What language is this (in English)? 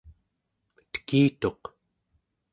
Central Yupik